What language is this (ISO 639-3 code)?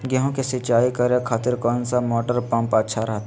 mag